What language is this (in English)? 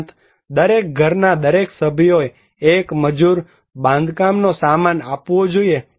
Gujarati